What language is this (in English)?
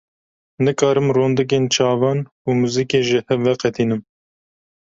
Kurdish